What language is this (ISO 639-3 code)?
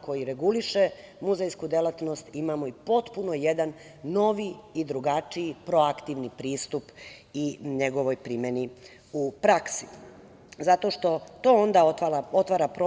srp